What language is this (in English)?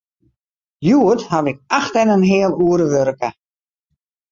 Western Frisian